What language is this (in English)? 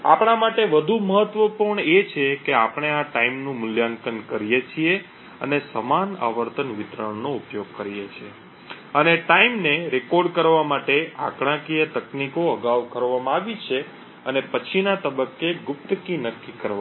Gujarati